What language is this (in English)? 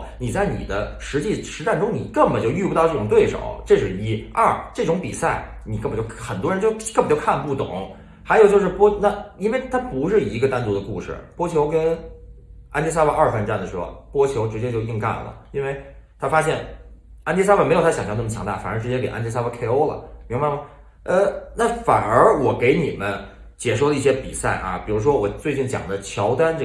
Chinese